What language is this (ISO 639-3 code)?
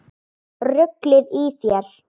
isl